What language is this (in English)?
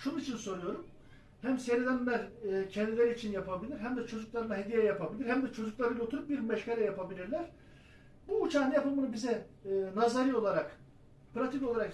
Turkish